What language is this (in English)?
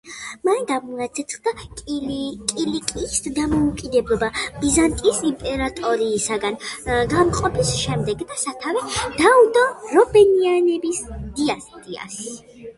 Georgian